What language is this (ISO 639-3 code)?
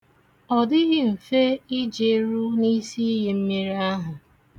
ibo